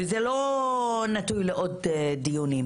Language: Hebrew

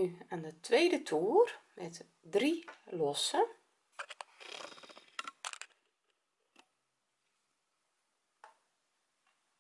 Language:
Dutch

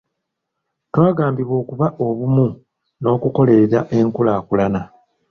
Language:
Ganda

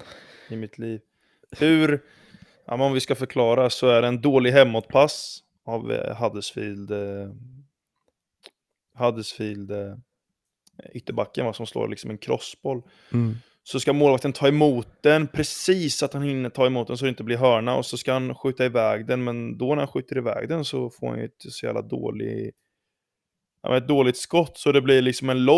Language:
Swedish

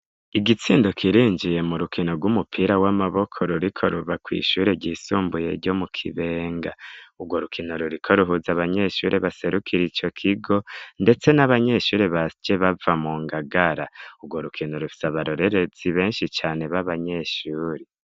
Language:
Rundi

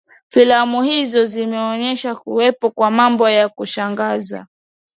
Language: Swahili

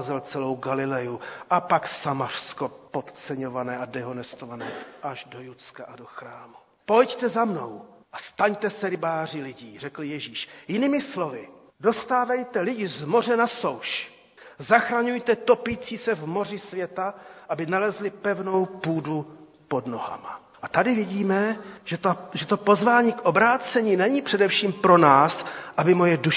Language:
Czech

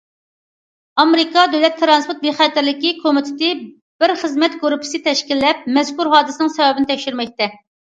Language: Uyghur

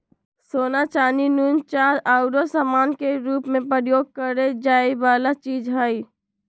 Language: Magahi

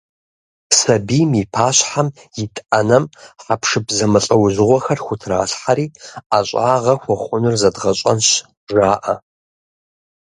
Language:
Kabardian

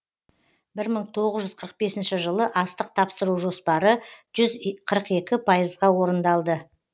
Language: Kazakh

